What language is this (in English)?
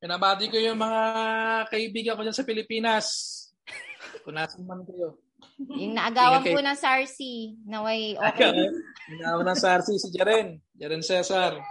Filipino